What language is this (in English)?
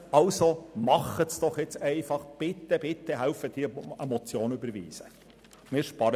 Swiss German